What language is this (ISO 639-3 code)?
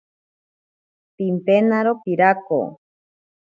prq